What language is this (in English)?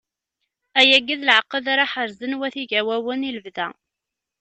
Kabyle